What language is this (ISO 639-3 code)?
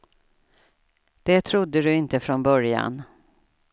swe